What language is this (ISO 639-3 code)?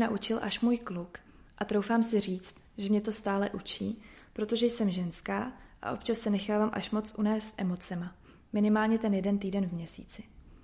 ces